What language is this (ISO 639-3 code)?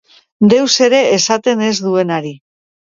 eus